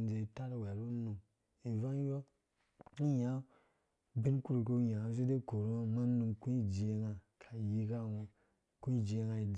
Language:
Dũya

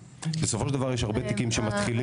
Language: Hebrew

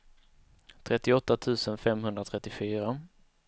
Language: Swedish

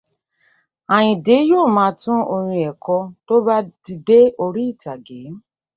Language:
Yoruba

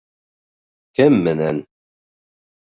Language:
Bashkir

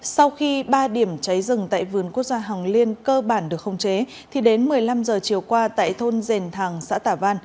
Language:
Vietnamese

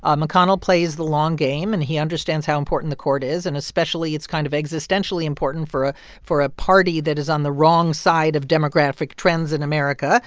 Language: English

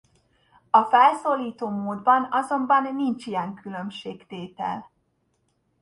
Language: Hungarian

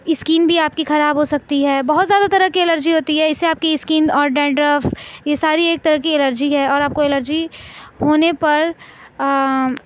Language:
Urdu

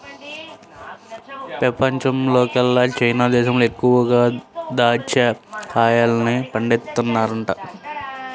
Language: Telugu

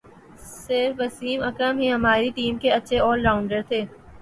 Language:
Urdu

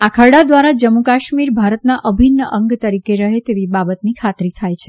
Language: Gujarati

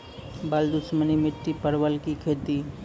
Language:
Maithili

